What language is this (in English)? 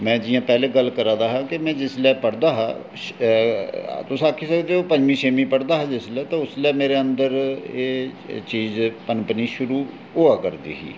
Dogri